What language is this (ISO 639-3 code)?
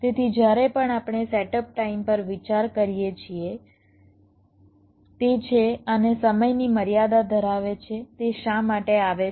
guj